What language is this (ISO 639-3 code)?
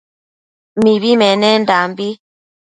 mcf